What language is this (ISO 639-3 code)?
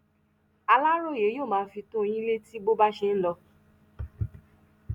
yor